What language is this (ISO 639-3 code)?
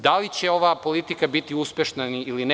srp